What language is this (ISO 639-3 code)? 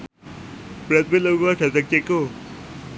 jav